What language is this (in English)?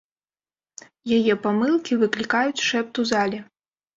Belarusian